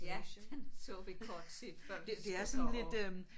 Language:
Danish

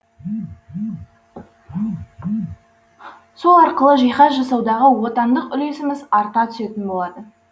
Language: Kazakh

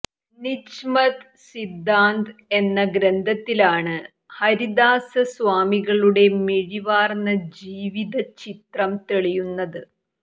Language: Malayalam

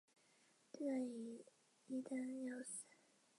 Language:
Chinese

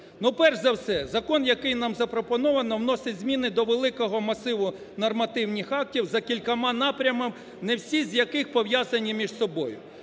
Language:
Ukrainian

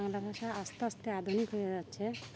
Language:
Bangla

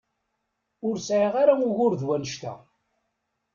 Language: Kabyle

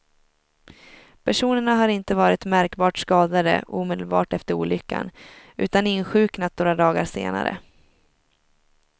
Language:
Swedish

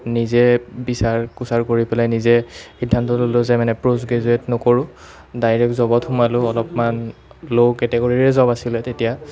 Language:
Assamese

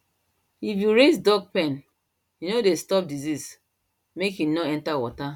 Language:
Nigerian Pidgin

